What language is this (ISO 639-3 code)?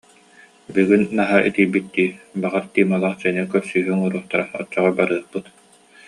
sah